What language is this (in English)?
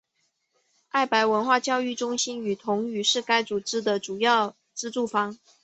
Chinese